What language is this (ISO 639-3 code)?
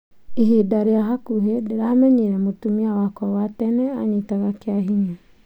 kik